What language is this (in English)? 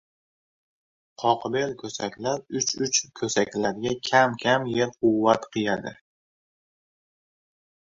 Uzbek